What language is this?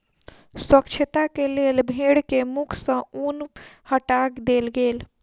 Maithili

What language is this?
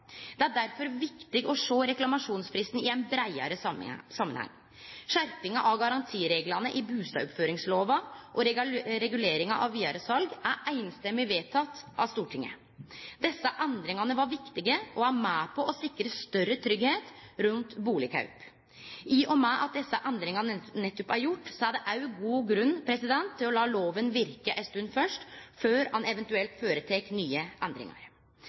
Norwegian Nynorsk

